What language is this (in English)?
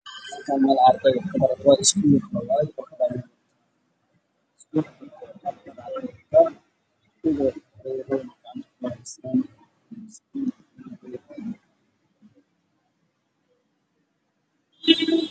Somali